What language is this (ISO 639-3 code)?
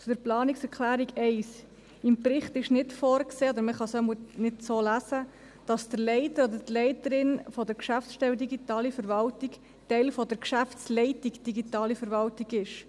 gsw